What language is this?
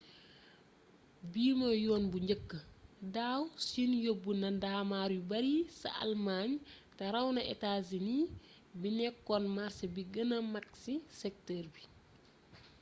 Wolof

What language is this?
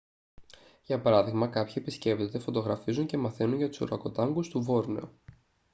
Greek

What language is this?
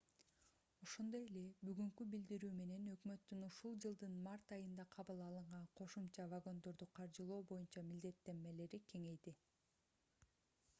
Kyrgyz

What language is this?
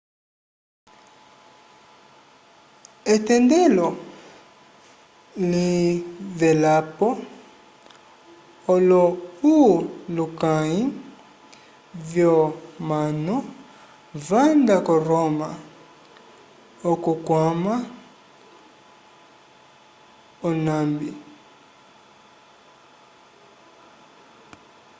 Umbundu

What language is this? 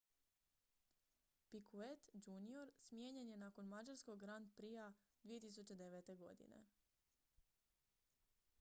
Croatian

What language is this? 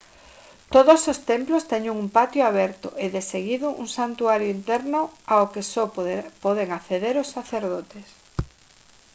Galician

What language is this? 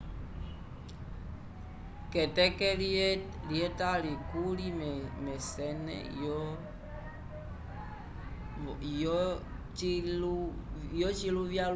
Umbundu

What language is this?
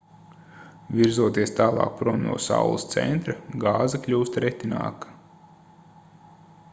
Latvian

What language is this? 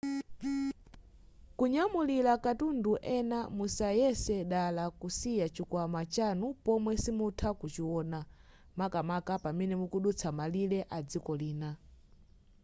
Nyanja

